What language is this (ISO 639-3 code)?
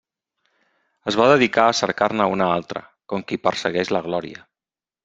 cat